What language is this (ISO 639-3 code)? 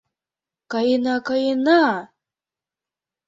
chm